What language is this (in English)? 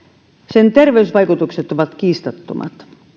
Finnish